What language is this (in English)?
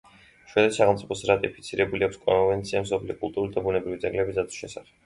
Georgian